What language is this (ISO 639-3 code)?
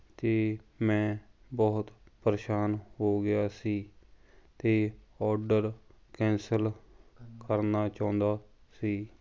pan